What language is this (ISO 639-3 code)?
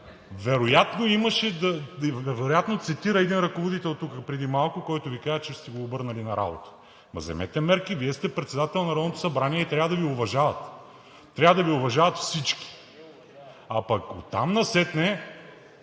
bul